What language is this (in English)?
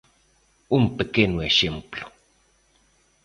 Galician